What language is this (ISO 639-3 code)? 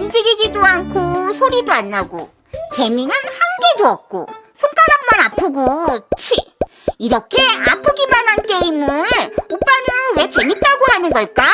kor